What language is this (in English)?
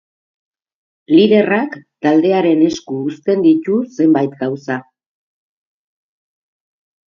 Basque